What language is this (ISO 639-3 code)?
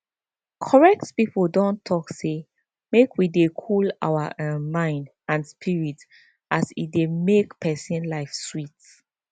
pcm